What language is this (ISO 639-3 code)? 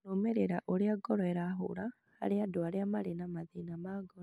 kik